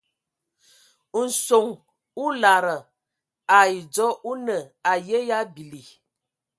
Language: Ewondo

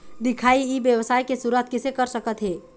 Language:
Chhattisgarhi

